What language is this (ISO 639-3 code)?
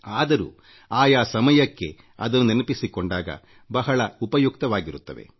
kan